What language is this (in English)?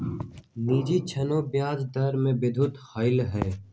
Magahi